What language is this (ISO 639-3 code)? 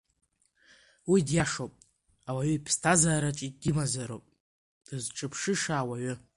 abk